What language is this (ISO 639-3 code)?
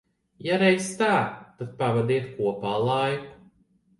lav